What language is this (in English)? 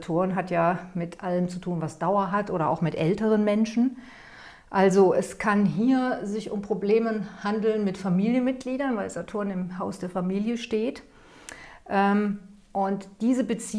German